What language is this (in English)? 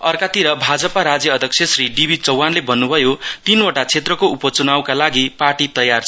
Nepali